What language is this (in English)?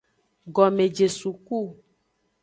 Aja (Benin)